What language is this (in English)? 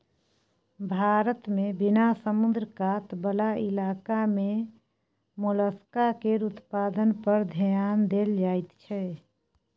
Maithili